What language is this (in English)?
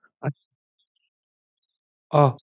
Assamese